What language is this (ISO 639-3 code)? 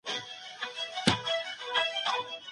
pus